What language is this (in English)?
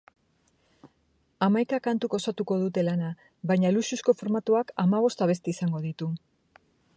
Basque